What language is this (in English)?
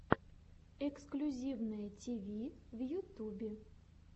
Russian